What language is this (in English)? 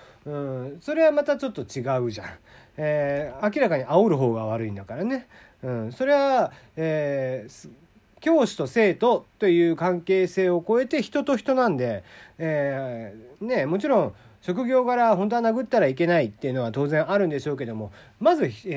Japanese